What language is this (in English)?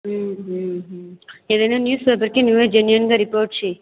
Telugu